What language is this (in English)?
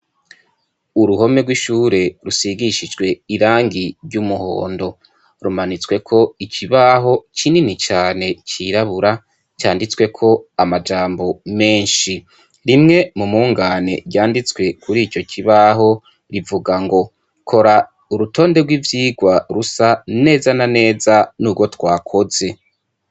Rundi